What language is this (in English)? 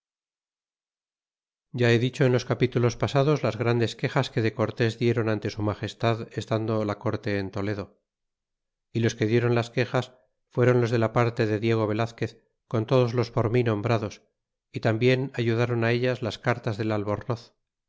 Spanish